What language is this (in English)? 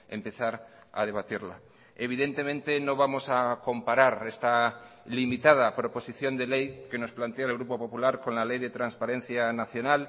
Spanish